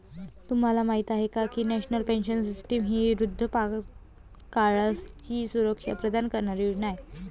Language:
Marathi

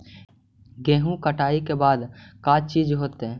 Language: Magahi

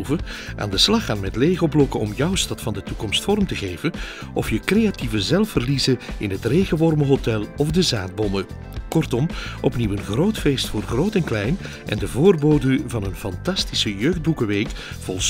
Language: Dutch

